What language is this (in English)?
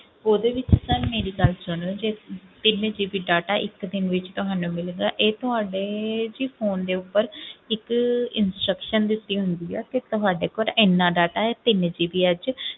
Punjabi